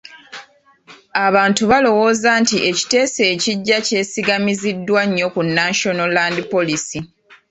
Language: Ganda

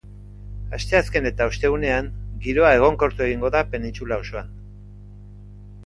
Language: Basque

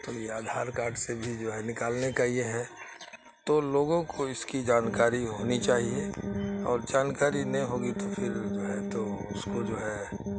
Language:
Urdu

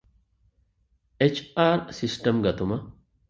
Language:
Divehi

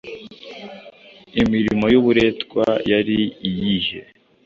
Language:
Kinyarwanda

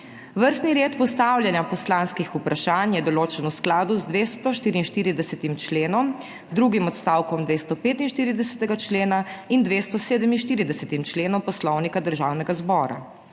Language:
Slovenian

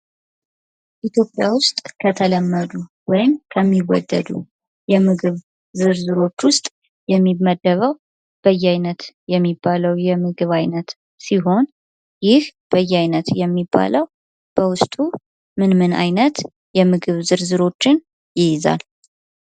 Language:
Amharic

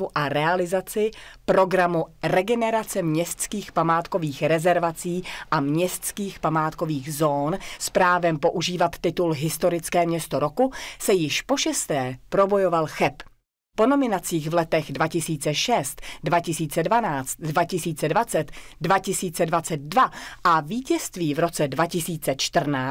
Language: Czech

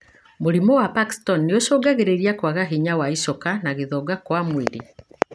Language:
Kikuyu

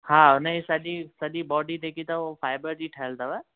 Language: Sindhi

